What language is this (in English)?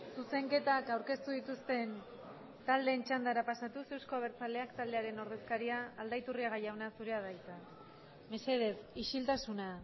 Basque